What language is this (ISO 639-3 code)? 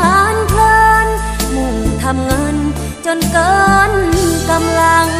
tha